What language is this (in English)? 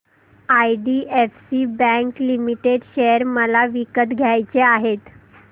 Marathi